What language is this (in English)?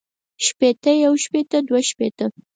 Pashto